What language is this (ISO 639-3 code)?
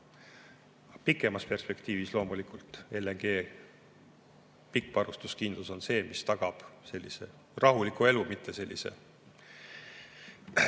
est